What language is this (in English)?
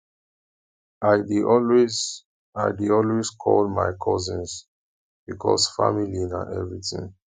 Nigerian Pidgin